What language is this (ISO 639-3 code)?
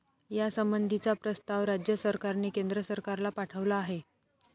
mar